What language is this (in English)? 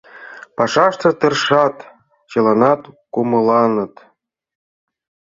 Mari